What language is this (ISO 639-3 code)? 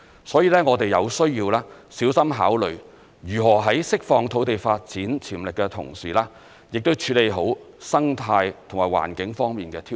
yue